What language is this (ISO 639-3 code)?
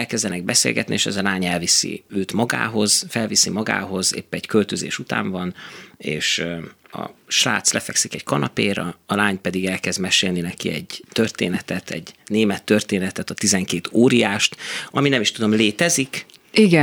hun